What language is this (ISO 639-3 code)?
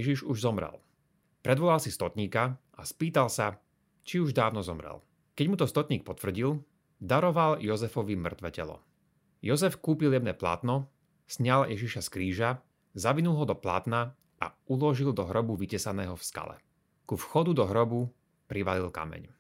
slk